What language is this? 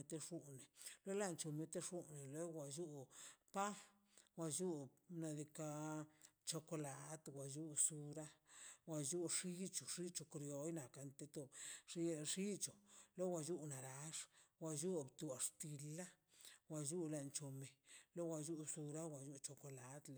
Mazaltepec Zapotec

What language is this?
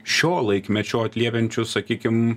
Lithuanian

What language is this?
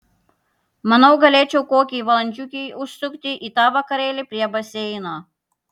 Lithuanian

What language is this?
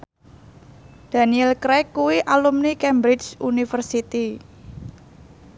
Javanese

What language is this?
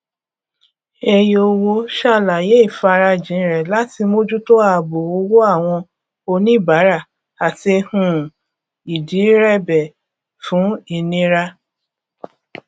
Yoruba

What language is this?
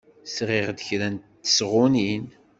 Kabyle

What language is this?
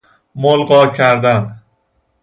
Persian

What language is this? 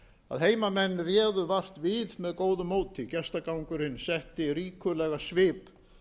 Icelandic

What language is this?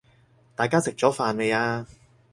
Cantonese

